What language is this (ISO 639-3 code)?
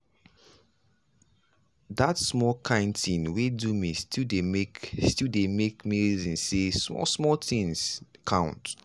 pcm